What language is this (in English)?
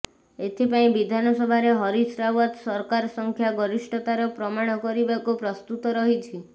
Odia